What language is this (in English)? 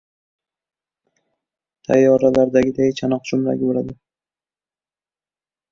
Uzbek